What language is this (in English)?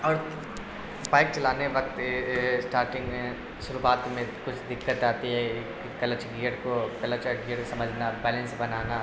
Urdu